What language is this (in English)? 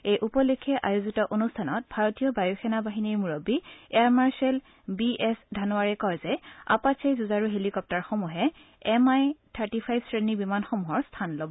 Assamese